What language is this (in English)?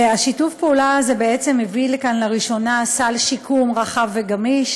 Hebrew